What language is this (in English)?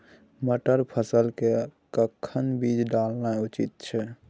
Maithili